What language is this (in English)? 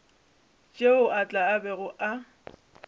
Northern Sotho